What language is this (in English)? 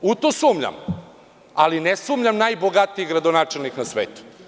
Serbian